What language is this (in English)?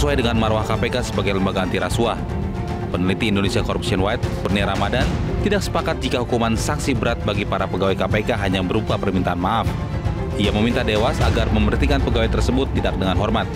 Indonesian